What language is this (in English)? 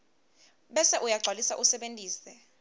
Swati